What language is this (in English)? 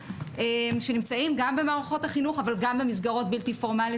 Hebrew